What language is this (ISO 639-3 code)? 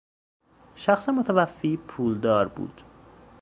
fas